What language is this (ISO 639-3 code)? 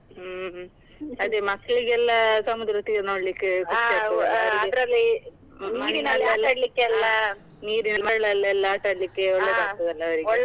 kan